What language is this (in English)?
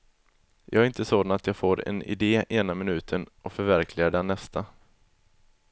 Swedish